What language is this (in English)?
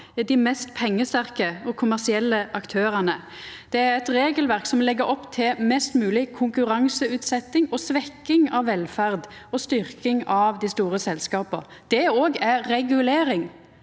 Norwegian